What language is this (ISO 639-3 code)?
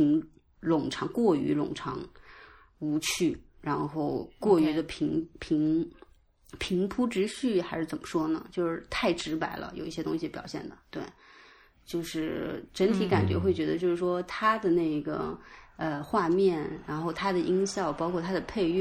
zho